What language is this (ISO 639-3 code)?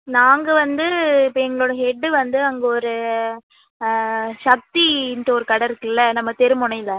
tam